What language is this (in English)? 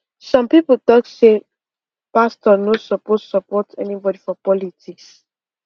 Nigerian Pidgin